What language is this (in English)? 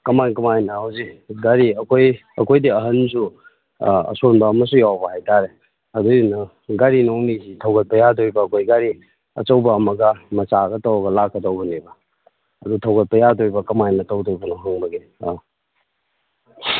Manipuri